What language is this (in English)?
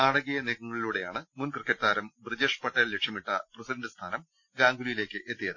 Malayalam